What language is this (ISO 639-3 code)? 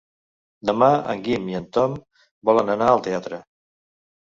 cat